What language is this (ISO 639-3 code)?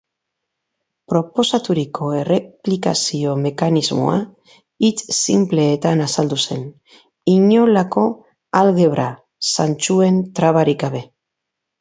eus